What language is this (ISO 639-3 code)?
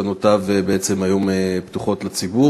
heb